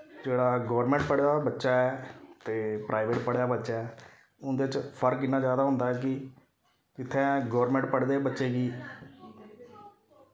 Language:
Dogri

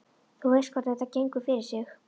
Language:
Icelandic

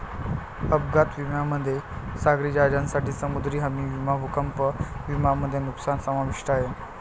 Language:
Marathi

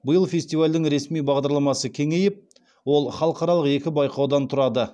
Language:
Kazakh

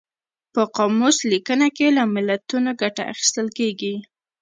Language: Pashto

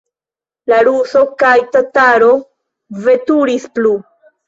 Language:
Esperanto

